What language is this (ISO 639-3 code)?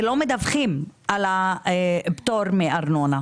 heb